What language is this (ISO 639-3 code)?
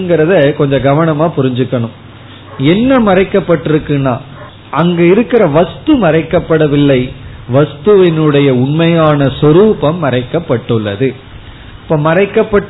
tam